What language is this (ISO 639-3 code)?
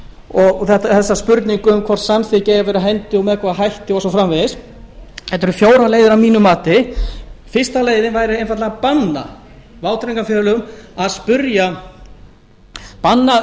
isl